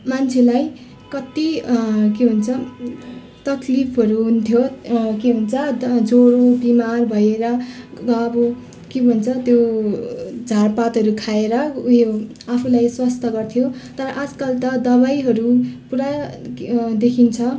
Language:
Nepali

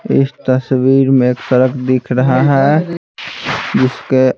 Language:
Hindi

